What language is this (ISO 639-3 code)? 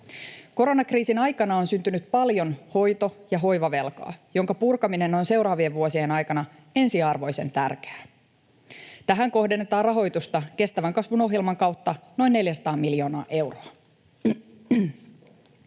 fin